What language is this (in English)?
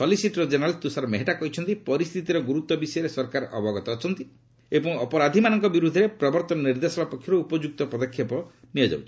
Odia